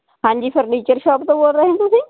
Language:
Punjabi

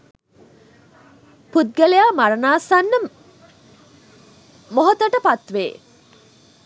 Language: Sinhala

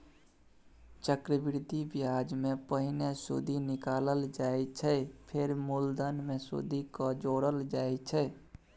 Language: Maithili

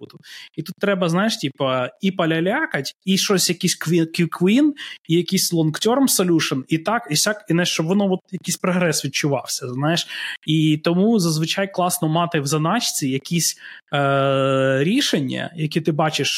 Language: Ukrainian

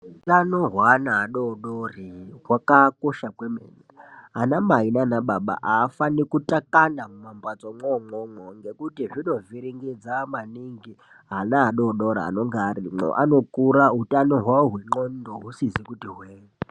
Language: Ndau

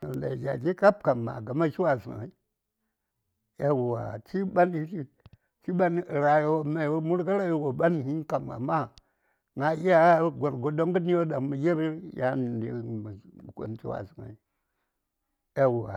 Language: Saya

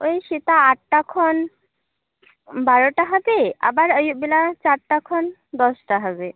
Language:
Santali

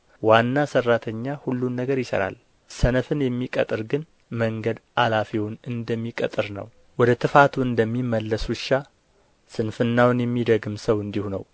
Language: Amharic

